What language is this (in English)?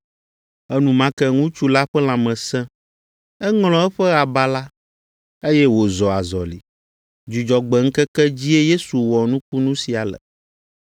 Ewe